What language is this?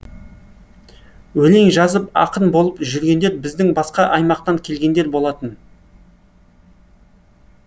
Kazakh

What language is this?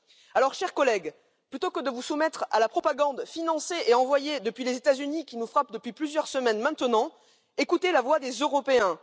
French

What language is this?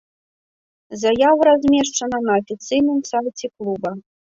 Belarusian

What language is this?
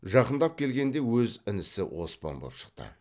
Kazakh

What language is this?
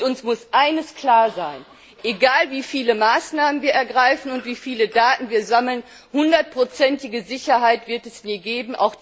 German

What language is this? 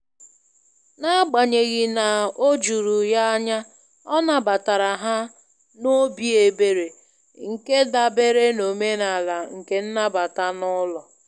Igbo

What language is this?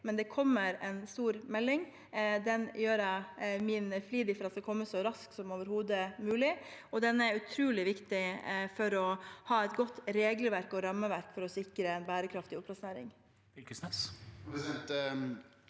Norwegian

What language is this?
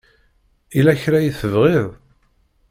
Kabyle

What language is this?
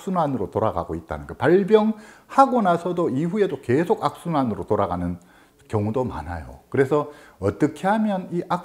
Korean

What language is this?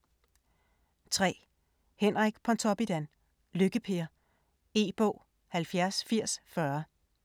Danish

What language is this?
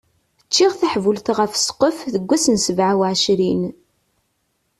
Kabyle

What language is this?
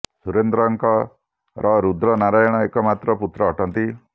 Odia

